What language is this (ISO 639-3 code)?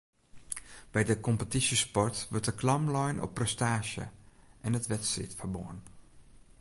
fry